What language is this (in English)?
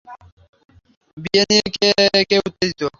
Bangla